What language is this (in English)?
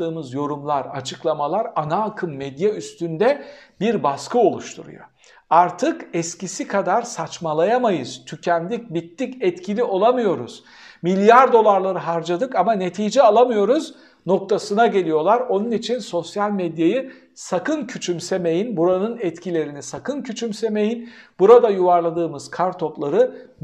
Turkish